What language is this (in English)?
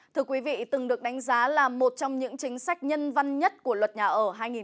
Vietnamese